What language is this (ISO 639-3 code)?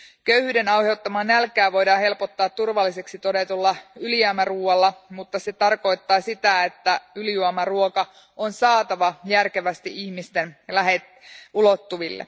fin